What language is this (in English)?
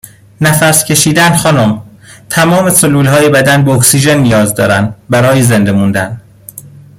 Persian